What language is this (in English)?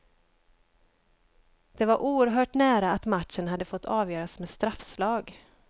Swedish